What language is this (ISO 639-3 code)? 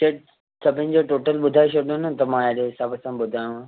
snd